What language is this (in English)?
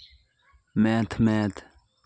Santali